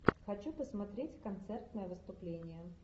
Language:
Russian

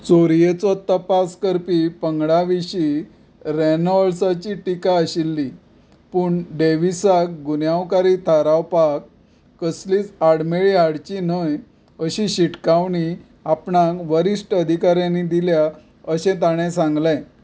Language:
Konkani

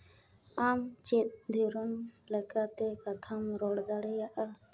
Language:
Santali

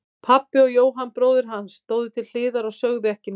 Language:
Icelandic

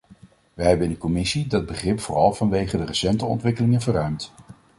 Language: Dutch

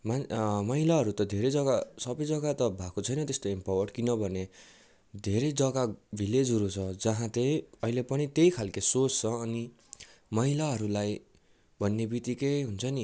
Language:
Nepali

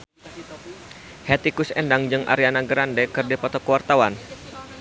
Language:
Sundanese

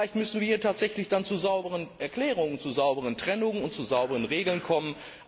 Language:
German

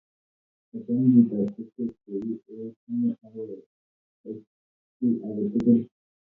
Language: Kalenjin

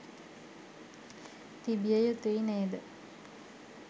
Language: Sinhala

